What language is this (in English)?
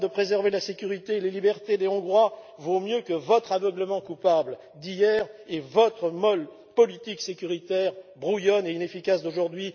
French